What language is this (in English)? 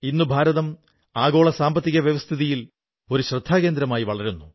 Malayalam